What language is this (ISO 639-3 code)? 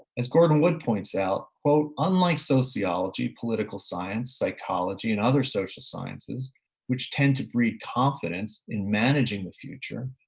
eng